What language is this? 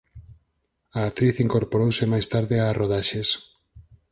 Galician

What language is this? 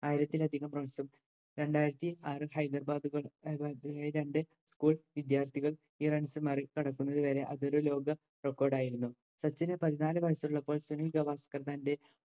Malayalam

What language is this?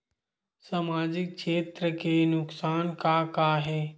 Chhattisgarhi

